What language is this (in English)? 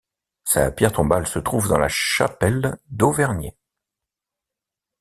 French